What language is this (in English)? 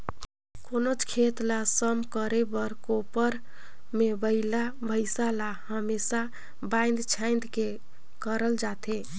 Chhattisgarhi